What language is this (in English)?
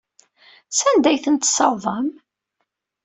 Kabyle